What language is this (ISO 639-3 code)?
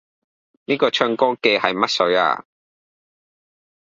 yue